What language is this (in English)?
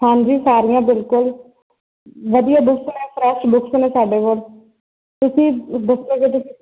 Punjabi